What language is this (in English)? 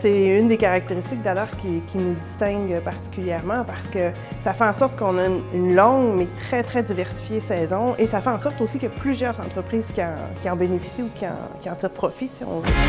French